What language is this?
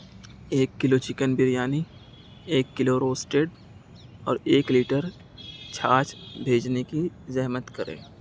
Urdu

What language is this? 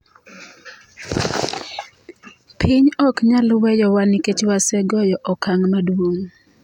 Luo (Kenya and Tanzania)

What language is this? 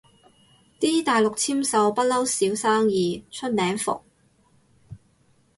Cantonese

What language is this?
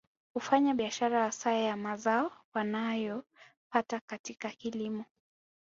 Swahili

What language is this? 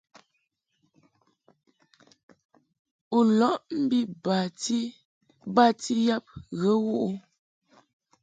Mungaka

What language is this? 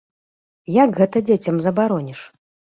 Belarusian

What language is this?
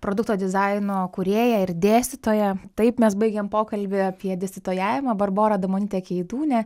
Lithuanian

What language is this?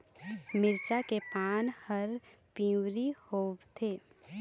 Chhattisgarhi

